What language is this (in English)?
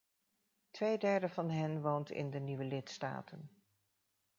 Dutch